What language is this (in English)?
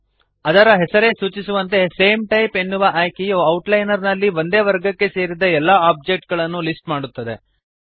Kannada